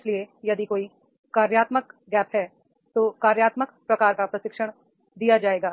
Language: Hindi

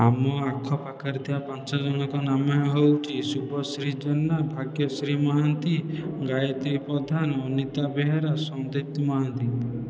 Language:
Odia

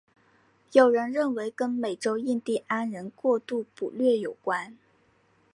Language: Chinese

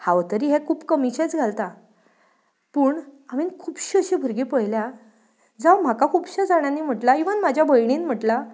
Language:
Konkani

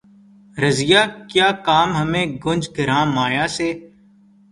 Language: Urdu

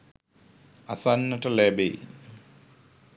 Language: Sinhala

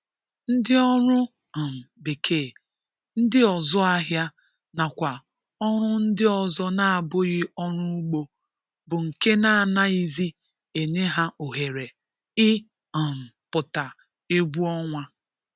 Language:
Igbo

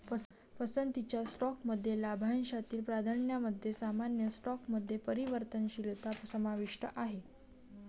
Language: Marathi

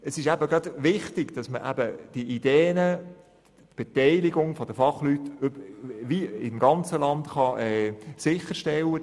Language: Swiss German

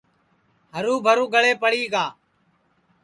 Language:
Sansi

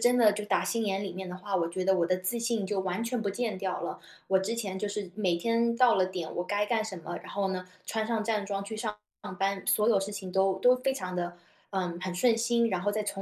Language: Chinese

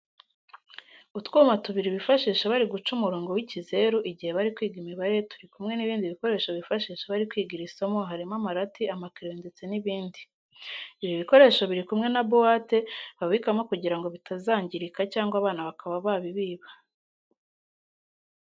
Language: Kinyarwanda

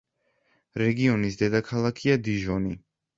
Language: Georgian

